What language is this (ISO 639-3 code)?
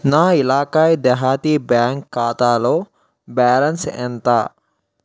tel